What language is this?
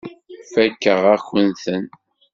Kabyle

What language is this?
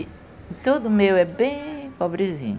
Portuguese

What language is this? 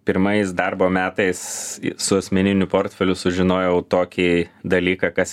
Lithuanian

